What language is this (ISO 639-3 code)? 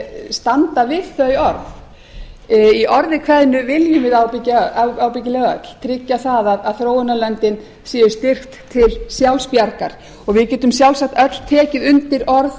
isl